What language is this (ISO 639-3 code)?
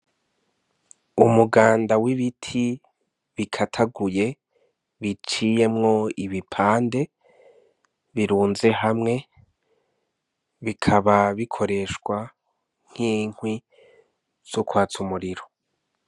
run